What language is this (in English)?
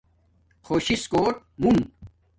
Domaaki